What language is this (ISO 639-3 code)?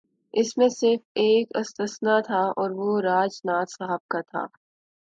urd